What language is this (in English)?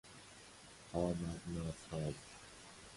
Persian